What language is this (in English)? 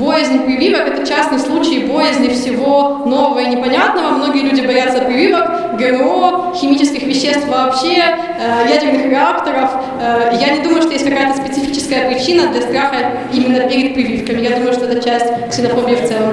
Russian